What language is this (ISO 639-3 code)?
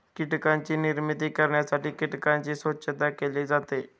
mar